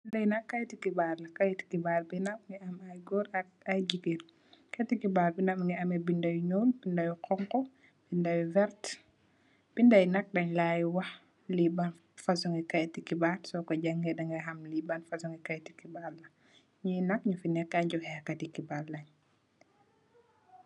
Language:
Wolof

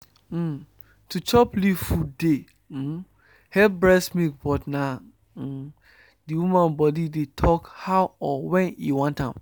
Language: Nigerian Pidgin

